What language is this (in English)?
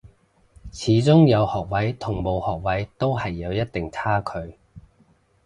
Cantonese